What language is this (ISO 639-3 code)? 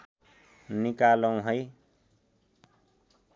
nep